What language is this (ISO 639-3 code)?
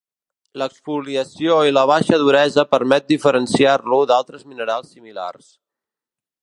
cat